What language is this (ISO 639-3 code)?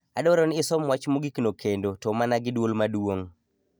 luo